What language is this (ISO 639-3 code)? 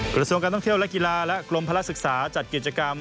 tha